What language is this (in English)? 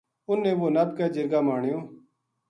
Gujari